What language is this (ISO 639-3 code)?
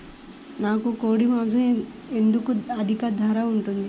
tel